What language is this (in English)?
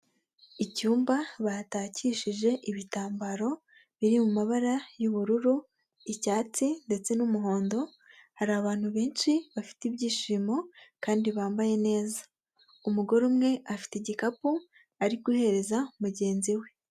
Kinyarwanda